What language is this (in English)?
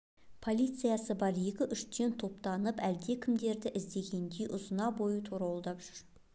Kazakh